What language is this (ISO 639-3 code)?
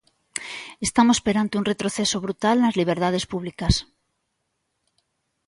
glg